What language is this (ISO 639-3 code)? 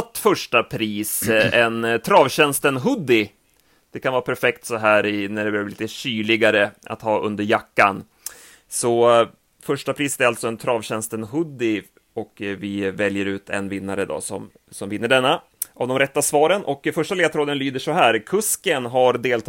swe